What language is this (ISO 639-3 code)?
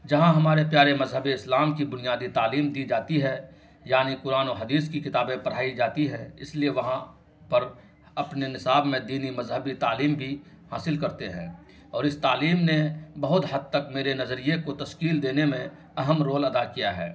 urd